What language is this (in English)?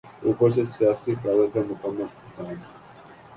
Urdu